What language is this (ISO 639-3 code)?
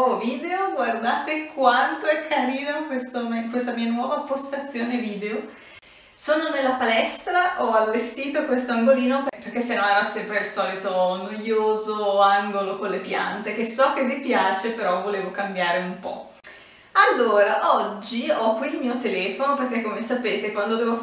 ita